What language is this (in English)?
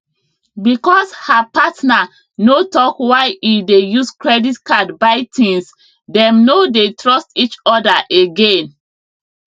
Nigerian Pidgin